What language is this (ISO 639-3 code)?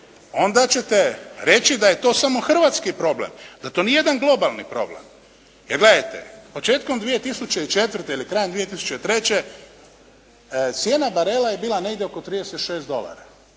hrv